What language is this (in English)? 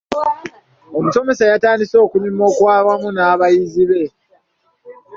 Ganda